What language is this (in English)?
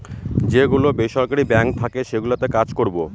Bangla